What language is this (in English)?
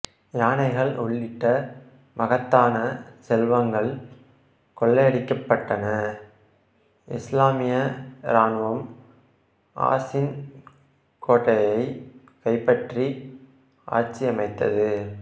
Tamil